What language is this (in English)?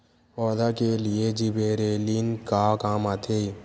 Chhattisgarhi